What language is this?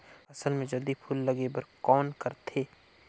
Chhattisgarhi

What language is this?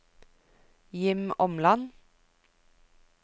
Norwegian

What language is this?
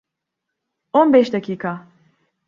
Turkish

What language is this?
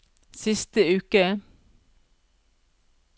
Norwegian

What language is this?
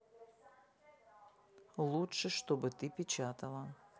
Russian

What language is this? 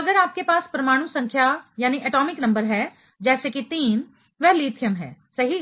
Hindi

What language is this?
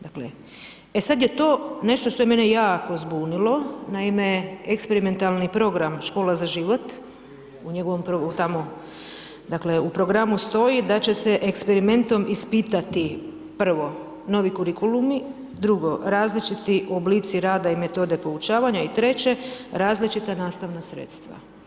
Croatian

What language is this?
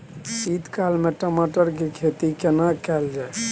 Maithili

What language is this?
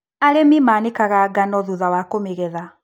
Kikuyu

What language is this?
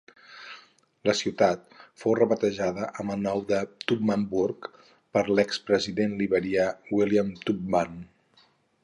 Catalan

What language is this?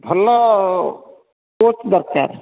Odia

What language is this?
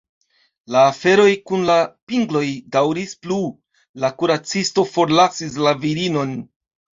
Esperanto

